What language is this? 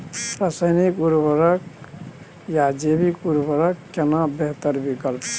Maithili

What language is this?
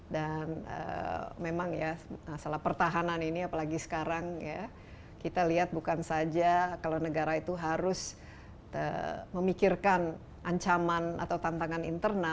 Indonesian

